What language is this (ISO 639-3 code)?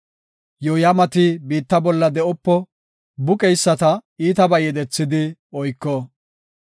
gof